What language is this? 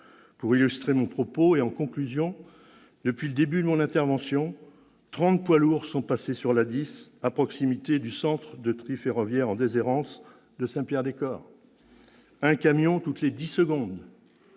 French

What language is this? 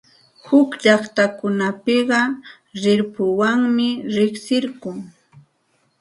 Santa Ana de Tusi Pasco Quechua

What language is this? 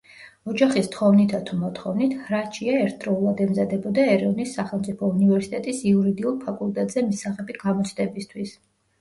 Georgian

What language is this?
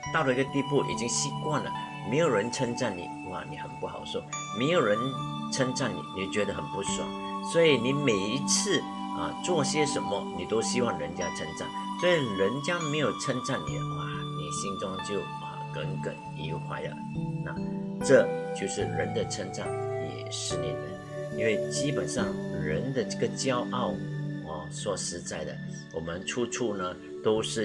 Chinese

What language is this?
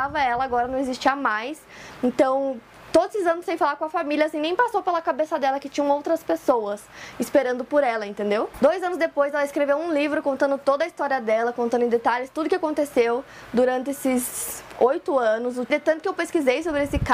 Portuguese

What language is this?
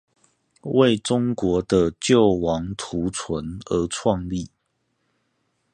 Chinese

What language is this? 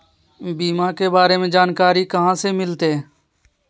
Magahi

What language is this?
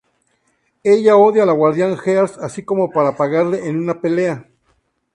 Spanish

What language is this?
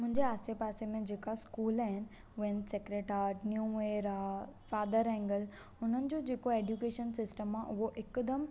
Sindhi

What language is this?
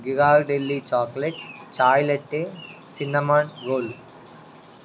Telugu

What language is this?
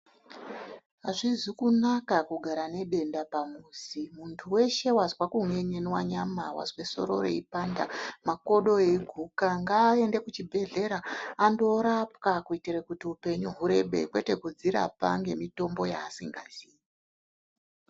Ndau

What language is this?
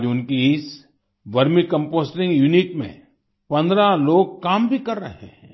Hindi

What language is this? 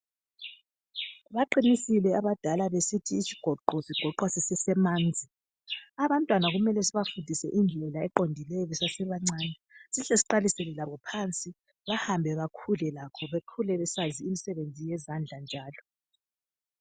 North Ndebele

